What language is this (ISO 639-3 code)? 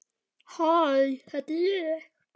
isl